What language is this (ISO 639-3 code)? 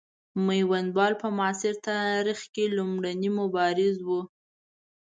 pus